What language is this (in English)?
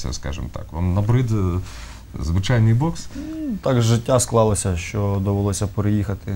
Russian